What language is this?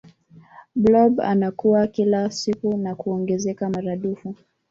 Swahili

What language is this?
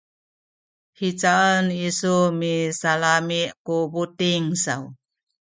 Sakizaya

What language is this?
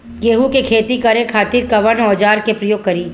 Bhojpuri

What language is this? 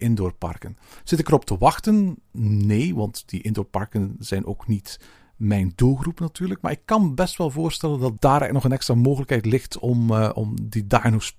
Dutch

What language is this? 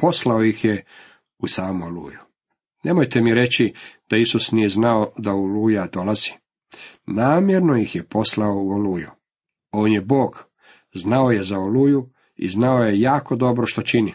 Croatian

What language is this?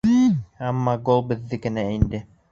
Bashkir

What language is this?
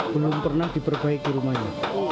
Indonesian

